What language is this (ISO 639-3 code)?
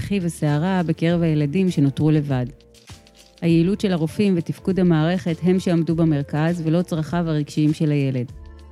heb